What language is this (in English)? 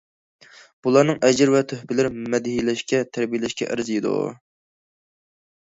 Uyghur